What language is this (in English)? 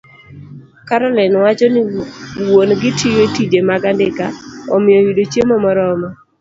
Luo (Kenya and Tanzania)